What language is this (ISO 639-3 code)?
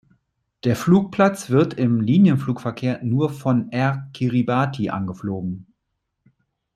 deu